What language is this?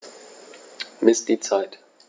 German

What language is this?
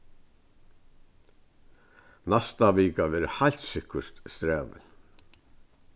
Faroese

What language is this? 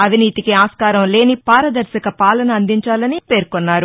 Telugu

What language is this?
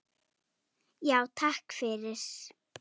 Icelandic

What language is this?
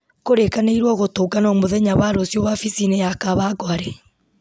Kikuyu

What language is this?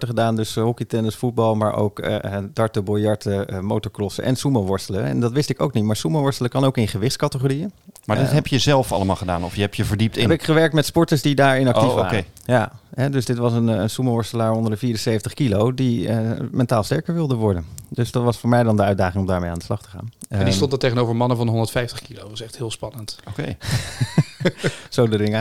Dutch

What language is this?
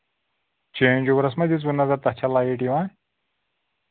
Kashmiri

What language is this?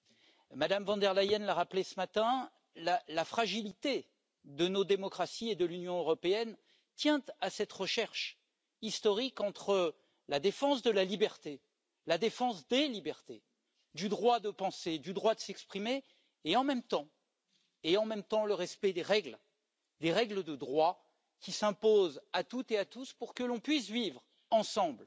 French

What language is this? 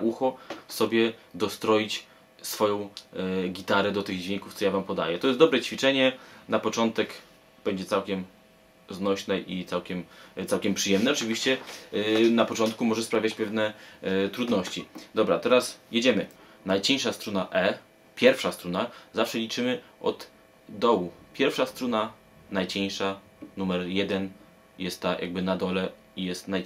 Polish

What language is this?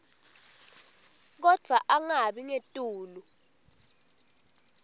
Swati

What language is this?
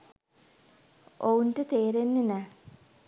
Sinhala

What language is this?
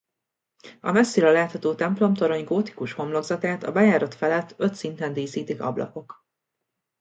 Hungarian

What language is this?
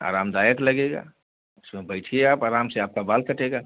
Hindi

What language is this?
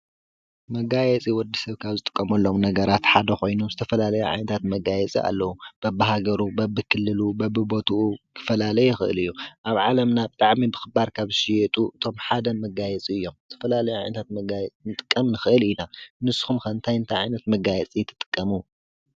Tigrinya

